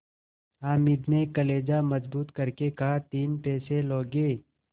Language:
Hindi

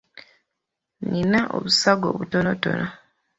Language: Ganda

